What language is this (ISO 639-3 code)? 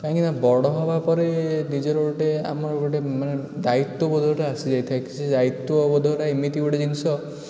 ori